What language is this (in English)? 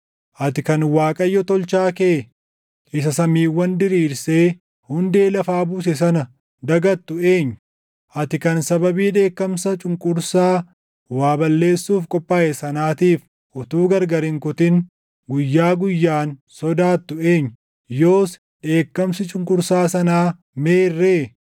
Oromo